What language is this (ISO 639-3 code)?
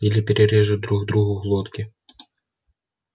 rus